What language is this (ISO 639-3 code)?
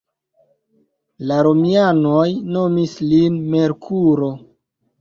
epo